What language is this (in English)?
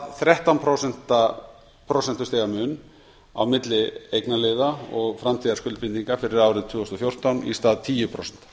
Icelandic